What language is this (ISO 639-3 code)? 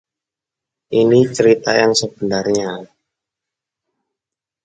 ind